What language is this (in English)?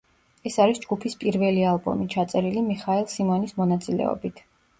Georgian